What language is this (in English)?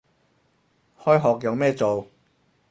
Cantonese